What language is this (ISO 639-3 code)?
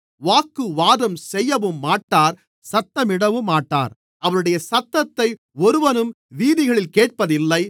tam